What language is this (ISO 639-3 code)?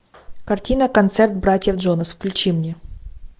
rus